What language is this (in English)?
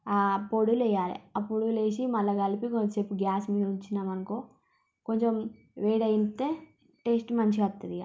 Telugu